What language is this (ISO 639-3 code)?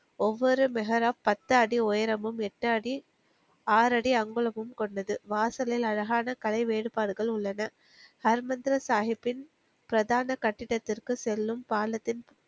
tam